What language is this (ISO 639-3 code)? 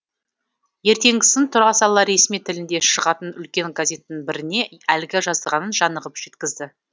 kaz